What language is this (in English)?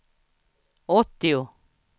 Swedish